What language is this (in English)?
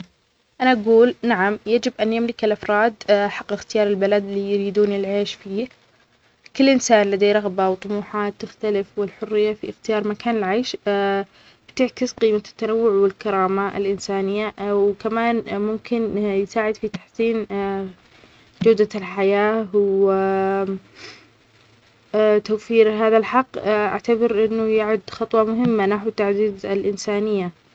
Omani Arabic